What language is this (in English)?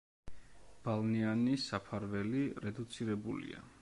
Georgian